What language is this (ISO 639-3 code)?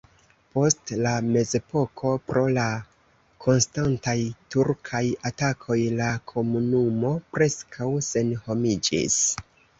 epo